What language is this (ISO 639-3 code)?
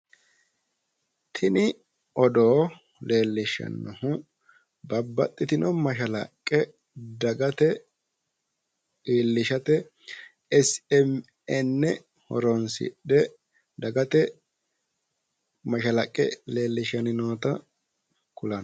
sid